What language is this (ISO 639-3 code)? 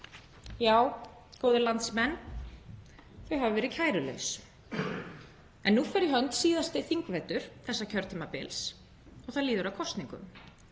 isl